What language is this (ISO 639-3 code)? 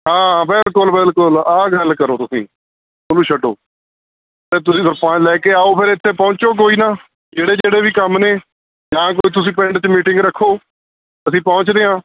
pan